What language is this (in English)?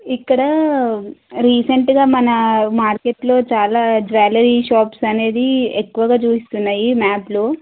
Telugu